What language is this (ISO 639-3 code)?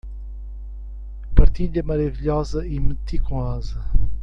por